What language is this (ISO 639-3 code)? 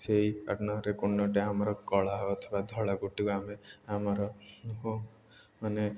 ori